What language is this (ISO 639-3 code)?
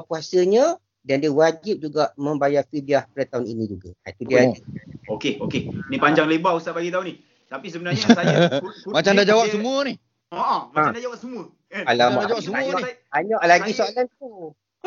msa